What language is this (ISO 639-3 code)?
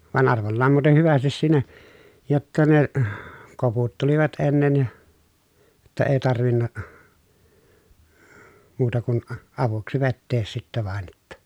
fin